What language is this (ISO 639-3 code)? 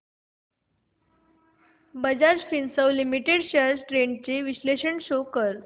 mar